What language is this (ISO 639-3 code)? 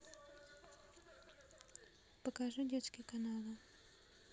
rus